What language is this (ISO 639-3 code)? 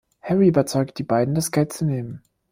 deu